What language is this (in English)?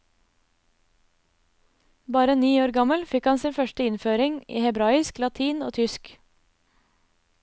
Norwegian